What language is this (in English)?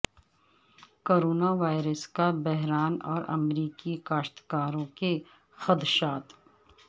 Urdu